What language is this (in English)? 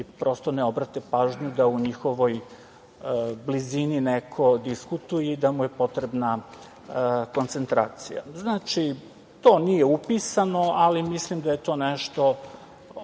Serbian